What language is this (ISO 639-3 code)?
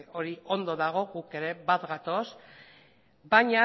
eus